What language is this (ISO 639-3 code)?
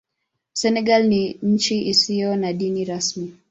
swa